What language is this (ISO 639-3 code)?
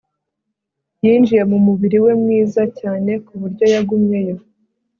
kin